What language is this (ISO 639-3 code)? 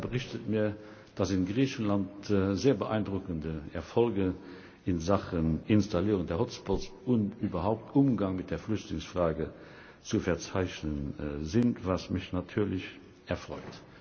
deu